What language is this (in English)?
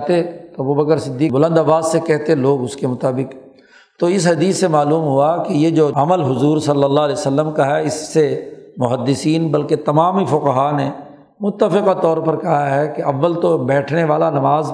Urdu